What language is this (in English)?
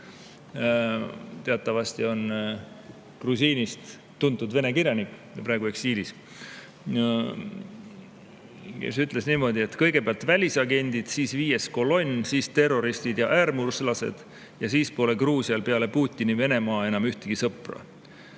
Estonian